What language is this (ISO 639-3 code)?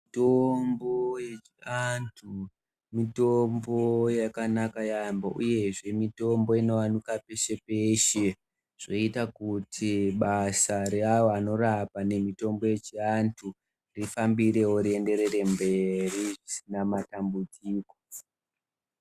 ndc